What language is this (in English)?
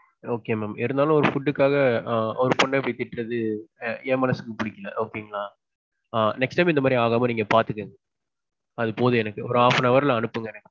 Tamil